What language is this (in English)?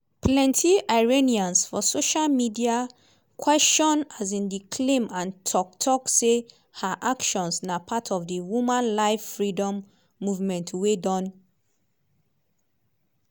Nigerian Pidgin